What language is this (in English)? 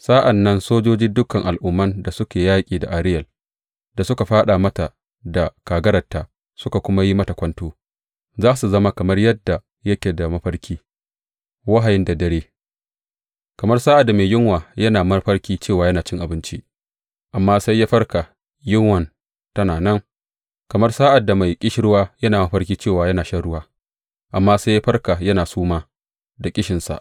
Hausa